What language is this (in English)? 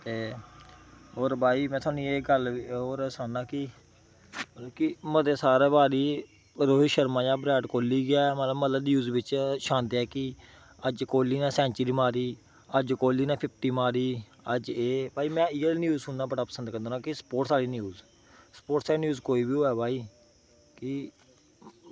Dogri